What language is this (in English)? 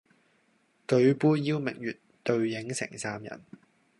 Cantonese